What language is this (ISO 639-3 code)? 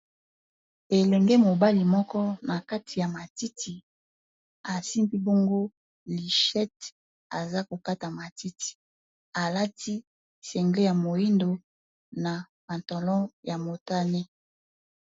lin